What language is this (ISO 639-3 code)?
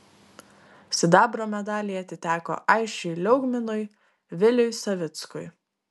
lit